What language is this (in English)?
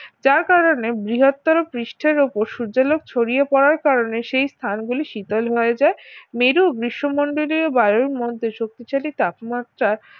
Bangla